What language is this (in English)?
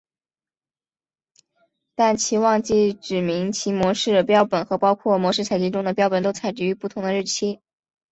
Chinese